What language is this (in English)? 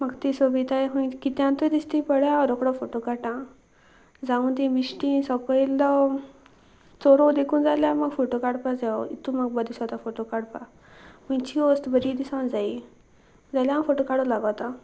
Konkani